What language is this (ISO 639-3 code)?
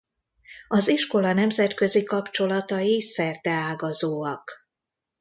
hun